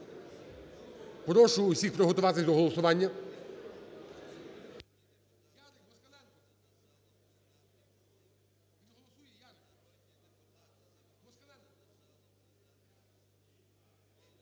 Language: Ukrainian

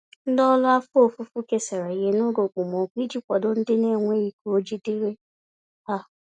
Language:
Igbo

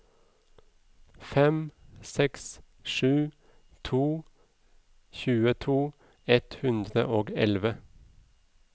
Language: Norwegian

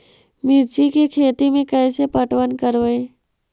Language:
Magahi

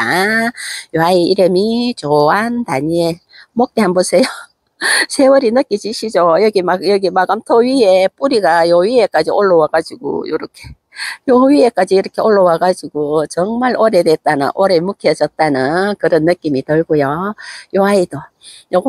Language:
Korean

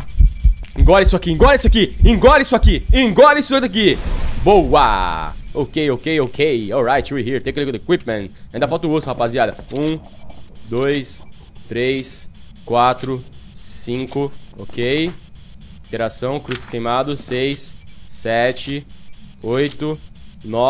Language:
Portuguese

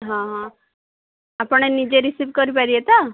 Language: Odia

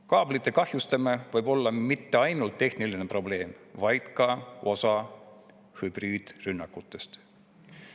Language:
Estonian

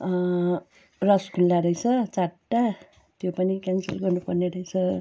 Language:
Nepali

